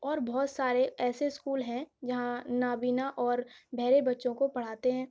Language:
Urdu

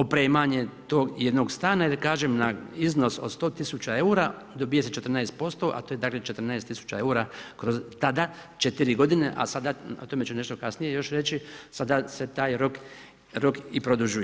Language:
Croatian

